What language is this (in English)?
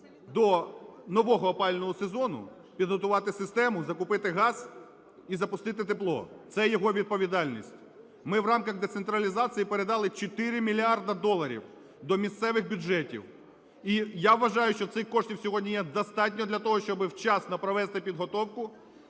Ukrainian